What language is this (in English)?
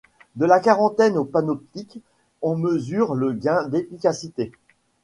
French